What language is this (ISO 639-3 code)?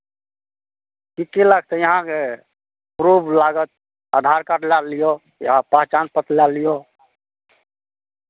mai